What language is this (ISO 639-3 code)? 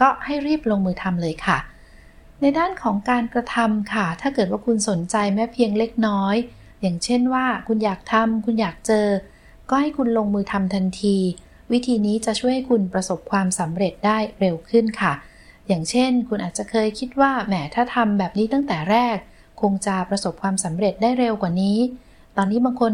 tha